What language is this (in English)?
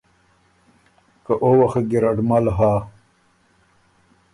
Ormuri